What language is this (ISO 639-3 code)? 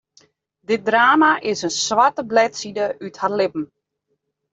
fry